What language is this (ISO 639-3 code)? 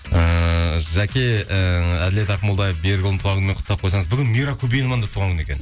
kaz